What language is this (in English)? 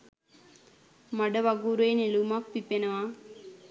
Sinhala